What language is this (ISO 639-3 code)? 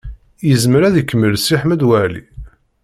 kab